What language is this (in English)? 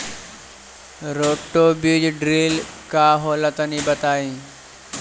Bhojpuri